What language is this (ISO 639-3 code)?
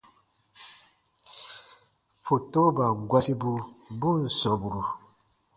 bba